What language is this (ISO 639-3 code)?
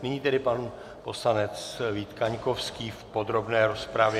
ces